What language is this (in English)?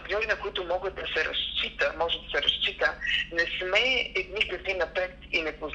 Bulgarian